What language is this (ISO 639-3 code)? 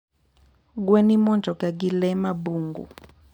luo